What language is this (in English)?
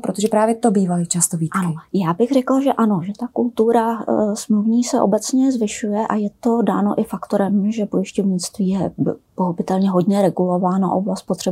Czech